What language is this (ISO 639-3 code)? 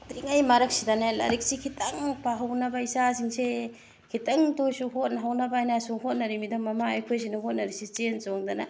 mni